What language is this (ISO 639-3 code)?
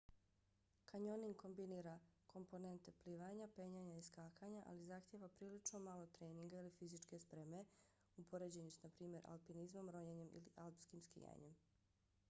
bos